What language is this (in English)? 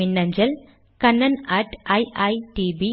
Tamil